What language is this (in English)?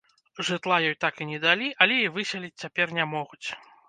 Belarusian